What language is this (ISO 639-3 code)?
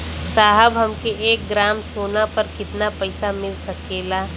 bho